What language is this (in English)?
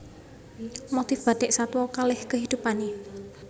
Javanese